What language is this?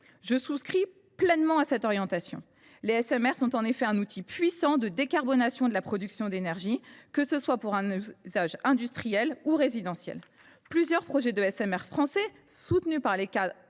French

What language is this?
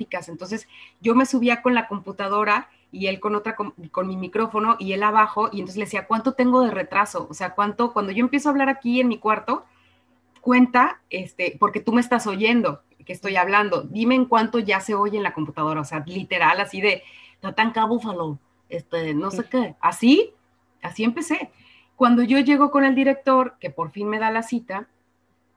Spanish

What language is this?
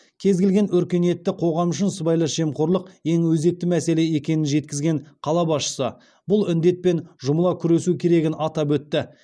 Kazakh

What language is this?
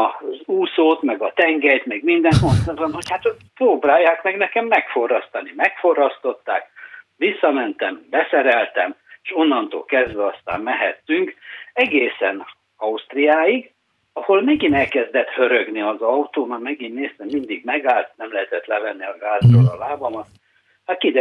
Hungarian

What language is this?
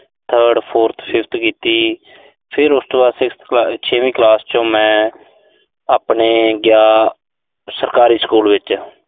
Punjabi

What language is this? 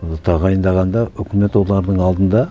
Kazakh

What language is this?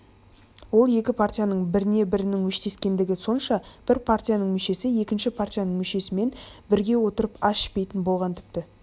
Kazakh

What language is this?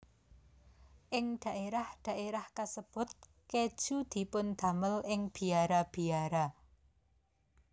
Javanese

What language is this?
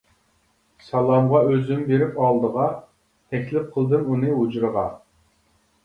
Uyghur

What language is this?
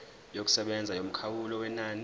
Zulu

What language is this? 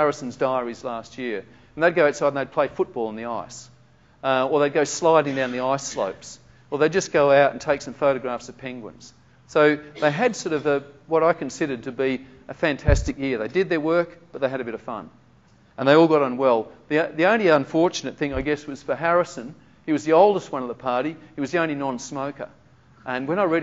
English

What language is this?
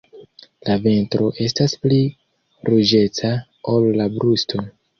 Esperanto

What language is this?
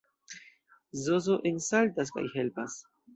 Esperanto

